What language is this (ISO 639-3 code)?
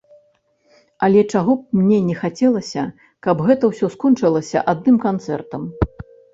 bel